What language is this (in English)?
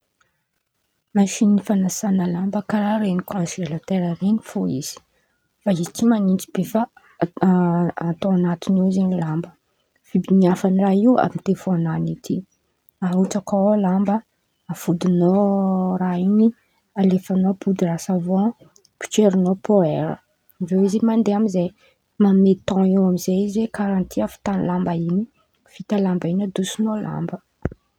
Antankarana Malagasy